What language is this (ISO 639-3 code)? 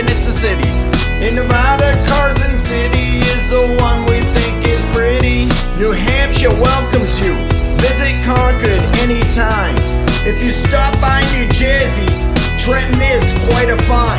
eng